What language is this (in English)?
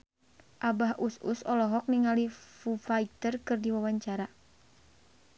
Sundanese